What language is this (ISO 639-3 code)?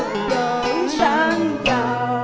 vie